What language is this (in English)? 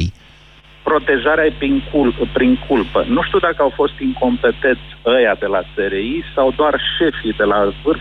Romanian